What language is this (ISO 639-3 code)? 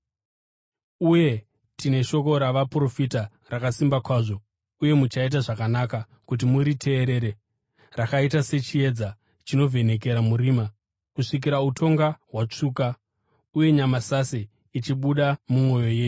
sna